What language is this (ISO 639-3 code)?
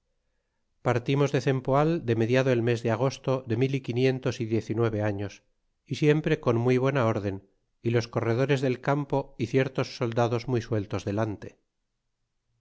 spa